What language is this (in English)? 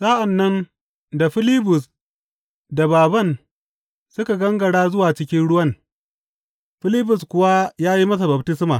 Hausa